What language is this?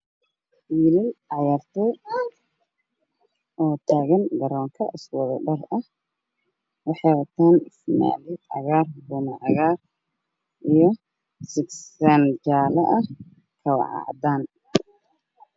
Somali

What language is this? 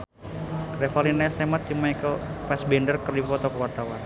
Sundanese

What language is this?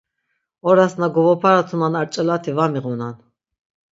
Laz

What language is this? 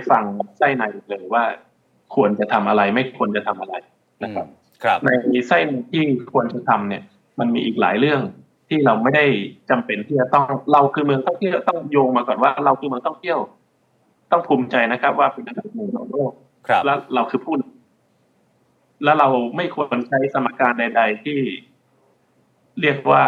Thai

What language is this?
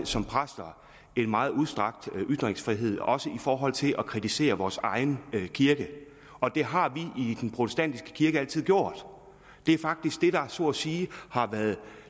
Danish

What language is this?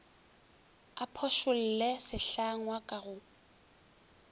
Northern Sotho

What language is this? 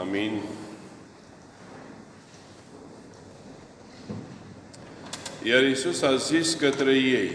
Romanian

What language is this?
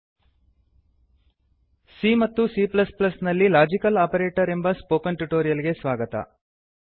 Kannada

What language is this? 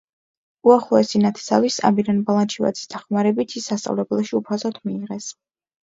Georgian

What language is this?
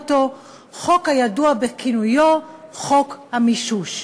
Hebrew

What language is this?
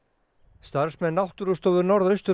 Icelandic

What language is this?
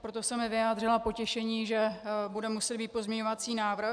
Czech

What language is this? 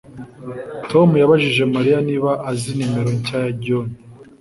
Kinyarwanda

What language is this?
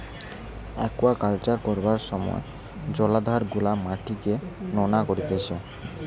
Bangla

